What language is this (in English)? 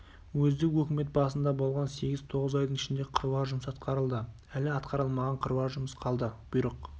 Kazakh